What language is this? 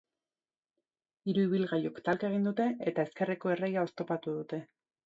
Basque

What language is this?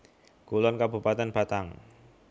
Javanese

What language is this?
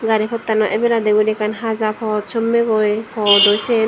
Chakma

